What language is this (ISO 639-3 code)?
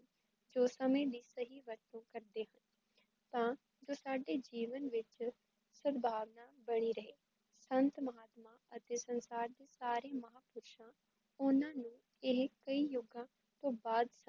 pan